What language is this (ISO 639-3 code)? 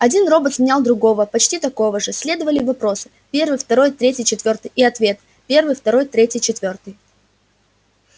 rus